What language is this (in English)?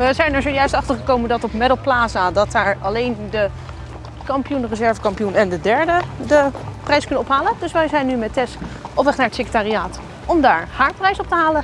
Dutch